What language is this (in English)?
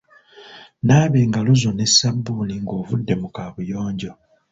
Ganda